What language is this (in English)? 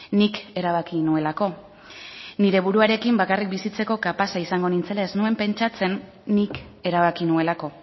Basque